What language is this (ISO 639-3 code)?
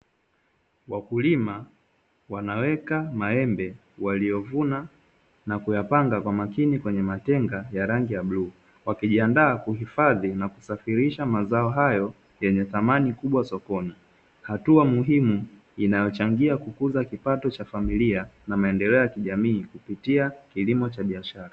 swa